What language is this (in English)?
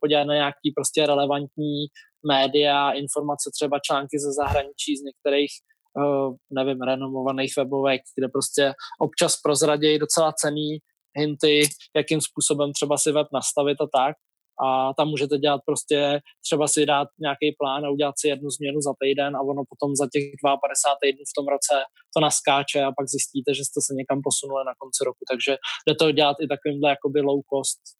Czech